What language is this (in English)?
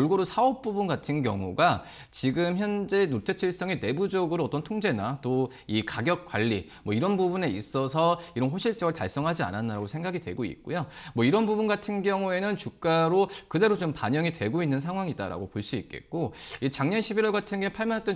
Korean